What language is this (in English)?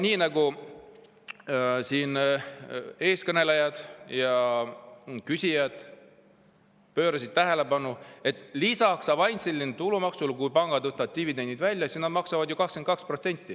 Estonian